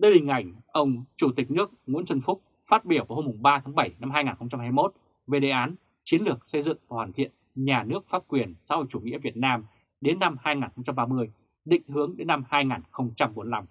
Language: Vietnamese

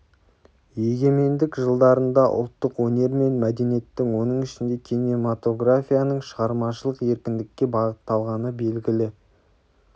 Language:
Kazakh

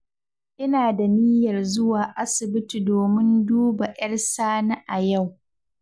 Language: Hausa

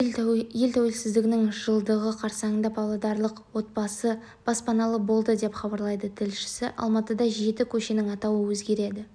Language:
Kazakh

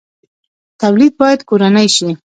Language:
Pashto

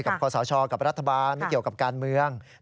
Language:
Thai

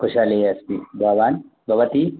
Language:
Sanskrit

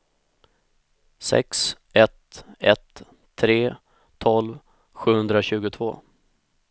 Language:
Swedish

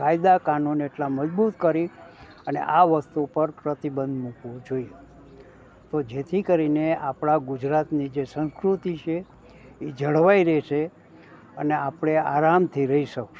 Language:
Gujarati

